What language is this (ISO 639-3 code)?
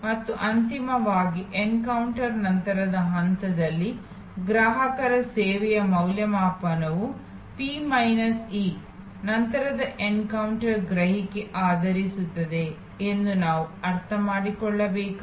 kan